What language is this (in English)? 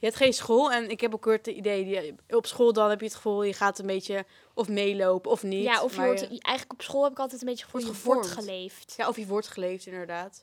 Dutch